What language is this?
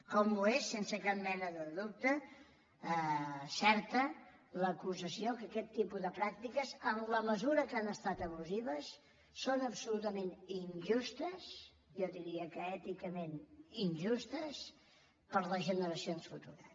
Catalan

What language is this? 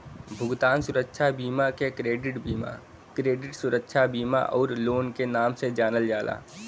Bhojpuri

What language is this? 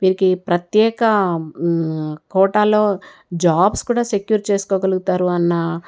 Telugu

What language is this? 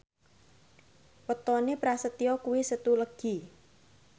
Javanese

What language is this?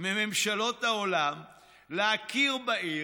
Hebrew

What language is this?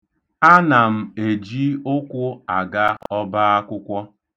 Igbo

